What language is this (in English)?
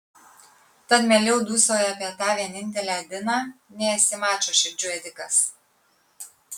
Lithuanian